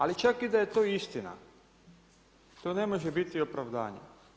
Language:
Croatian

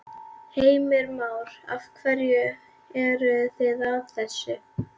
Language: Icelandic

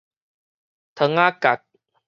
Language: Min Nan Chinese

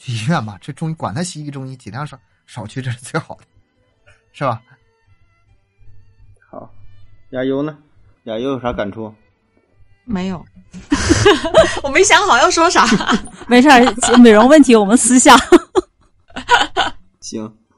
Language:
Chinese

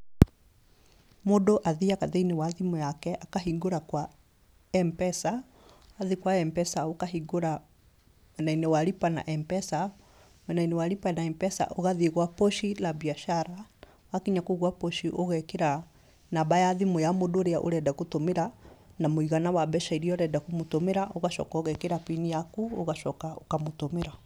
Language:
Kikuyu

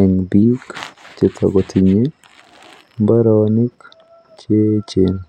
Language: Kalenjin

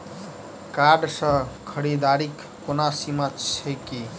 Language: Maithili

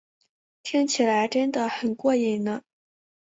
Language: Chinese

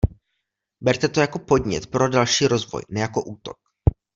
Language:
Czech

